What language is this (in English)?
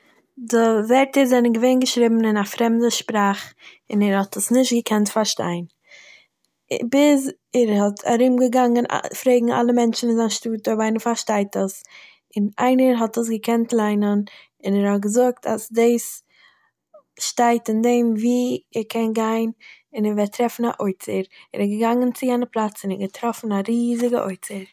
Yiddish